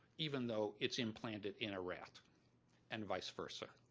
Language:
English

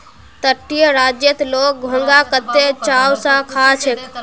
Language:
Magahi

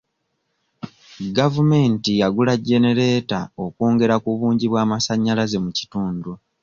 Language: Ganda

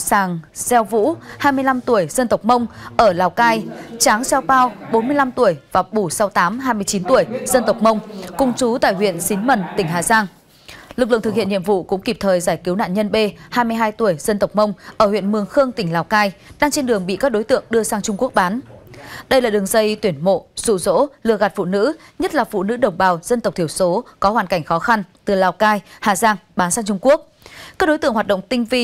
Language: Vietnamese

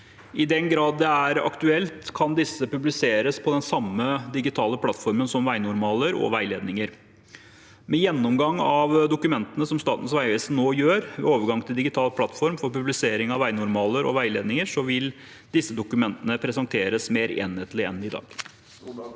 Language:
Norwegian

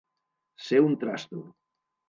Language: Catalan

